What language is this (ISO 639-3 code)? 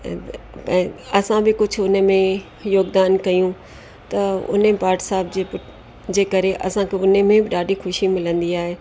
snd